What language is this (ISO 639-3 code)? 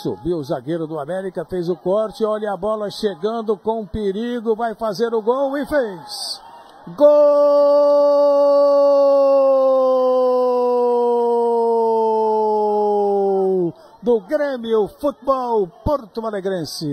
por